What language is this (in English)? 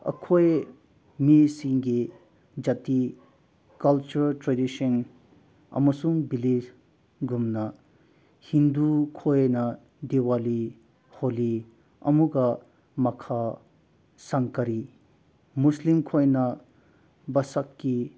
Manipuri